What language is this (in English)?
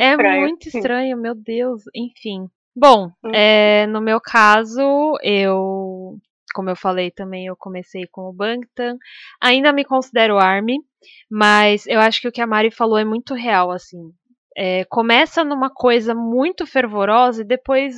Portuguese